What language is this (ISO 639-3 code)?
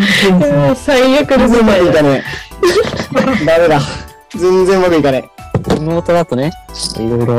jpn